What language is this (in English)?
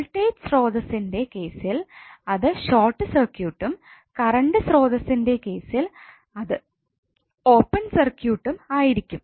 Malayalam